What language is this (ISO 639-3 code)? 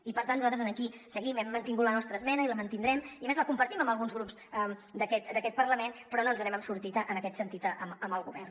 cat